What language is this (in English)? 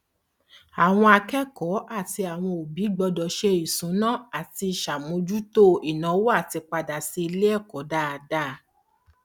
Yoruba